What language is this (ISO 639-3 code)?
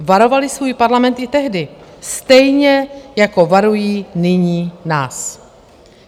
ces